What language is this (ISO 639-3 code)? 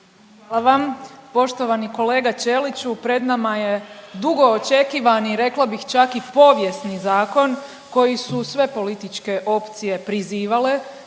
hrv